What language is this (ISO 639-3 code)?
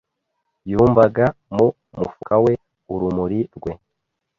kin